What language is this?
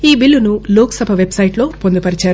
Telugu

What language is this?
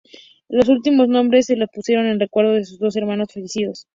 Spanish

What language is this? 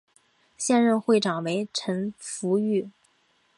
Chinese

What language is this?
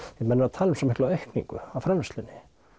Icelandic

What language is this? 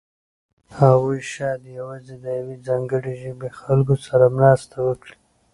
Pashto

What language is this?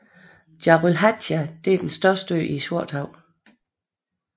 Danish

